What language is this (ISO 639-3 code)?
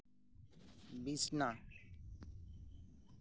sat